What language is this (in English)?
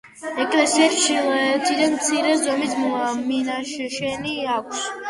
Georgian